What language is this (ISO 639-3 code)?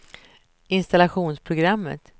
swe